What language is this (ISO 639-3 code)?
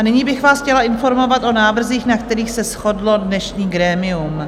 ces